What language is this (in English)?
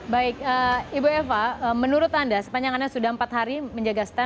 Indonesian